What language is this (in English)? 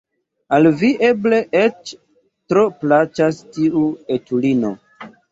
Esperanto